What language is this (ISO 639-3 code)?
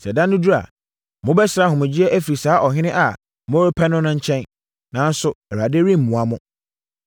aka